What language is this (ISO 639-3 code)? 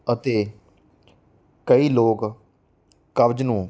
pan